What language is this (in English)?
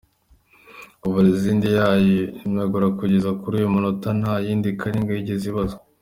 Kinyarwanda